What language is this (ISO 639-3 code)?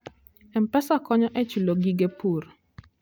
luo